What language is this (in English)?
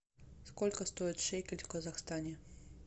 Russian